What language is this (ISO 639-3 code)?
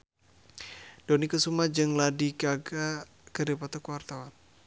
sun